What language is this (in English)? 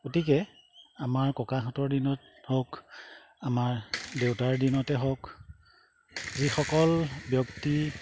Assamese